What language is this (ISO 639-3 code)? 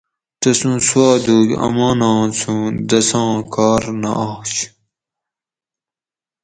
gwc